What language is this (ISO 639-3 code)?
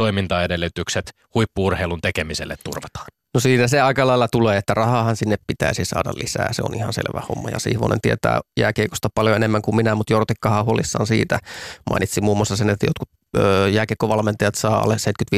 fin